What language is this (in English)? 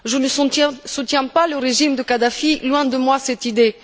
French